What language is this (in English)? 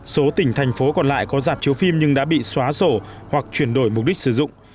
Vietnamese